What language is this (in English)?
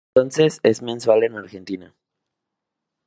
Spanish